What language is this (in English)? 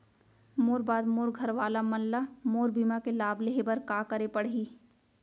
Chhattisgarhi